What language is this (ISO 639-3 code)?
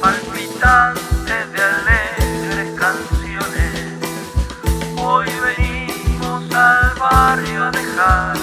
spa